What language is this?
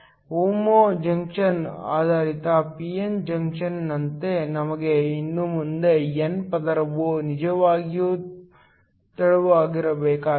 Kannada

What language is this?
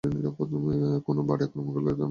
Bangla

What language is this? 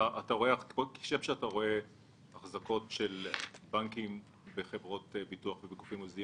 Hebrew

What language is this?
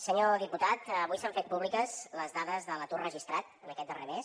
Catalan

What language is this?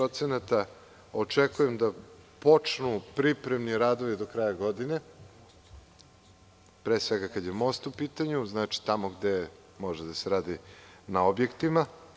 Serbian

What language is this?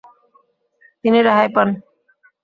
Bangla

